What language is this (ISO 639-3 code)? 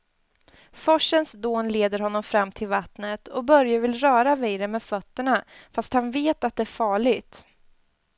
swe